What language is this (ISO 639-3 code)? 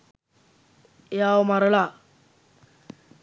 sin